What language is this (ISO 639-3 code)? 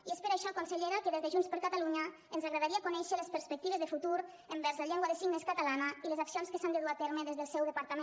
cat